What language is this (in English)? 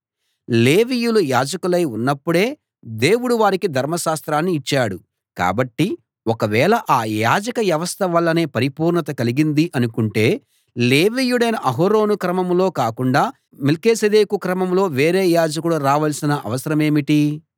Telugu